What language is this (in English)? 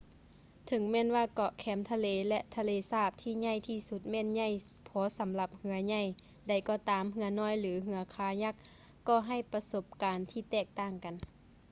Lao